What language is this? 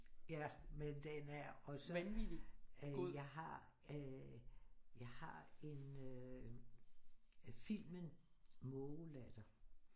Danish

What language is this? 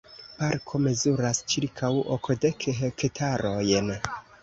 Esperanto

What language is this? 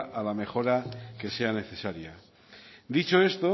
Spanish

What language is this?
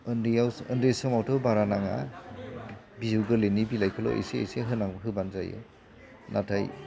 Bodo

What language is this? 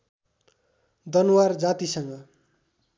Nepali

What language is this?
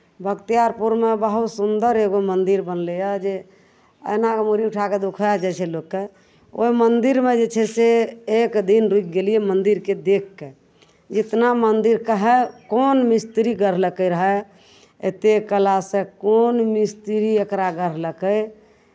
Maithili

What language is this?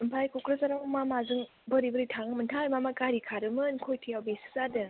Bodo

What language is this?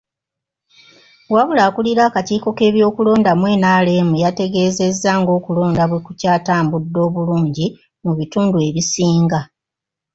Ganda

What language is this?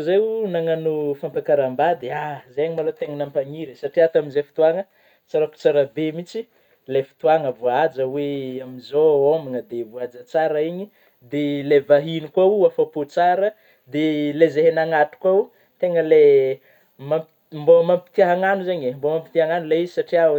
Northern Betsimisaraka Malagasy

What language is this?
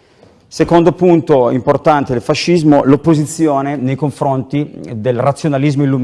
Italian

